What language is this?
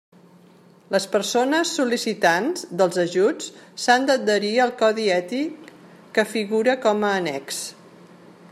Catalan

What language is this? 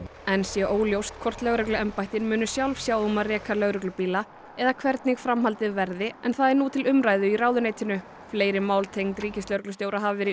Icelandic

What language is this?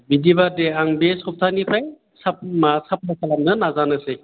Bodo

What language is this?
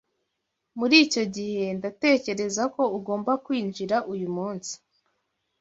Kinyarwanda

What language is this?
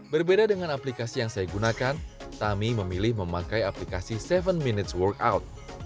Indonesian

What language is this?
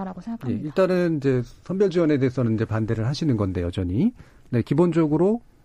Korean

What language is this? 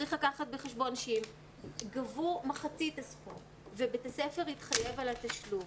Hebrew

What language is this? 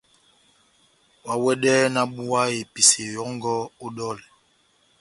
Batanga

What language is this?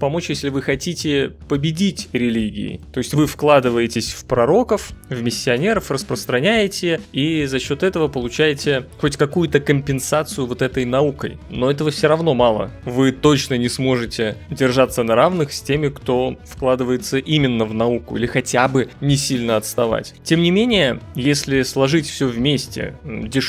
Russian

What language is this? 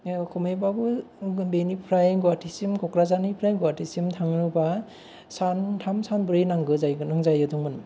Bodo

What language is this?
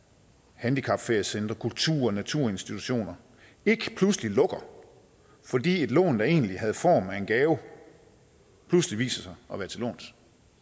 Danish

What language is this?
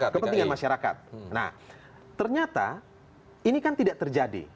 Indonesian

